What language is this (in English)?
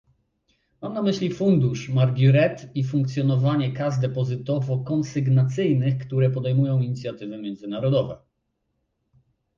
Polish